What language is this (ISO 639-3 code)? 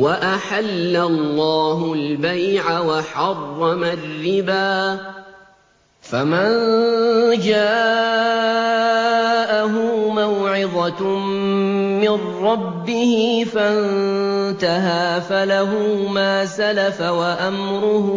ara